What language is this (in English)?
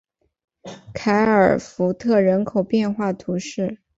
Chinese